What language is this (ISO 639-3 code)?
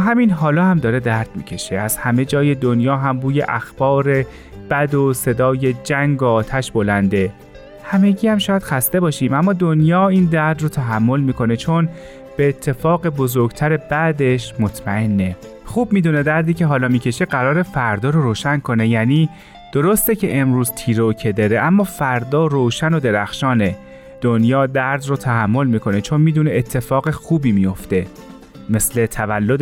fas